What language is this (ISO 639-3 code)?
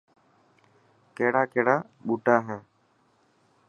mki